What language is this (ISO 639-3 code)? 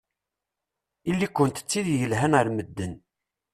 kab